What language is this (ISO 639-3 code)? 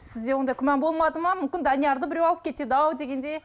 kaz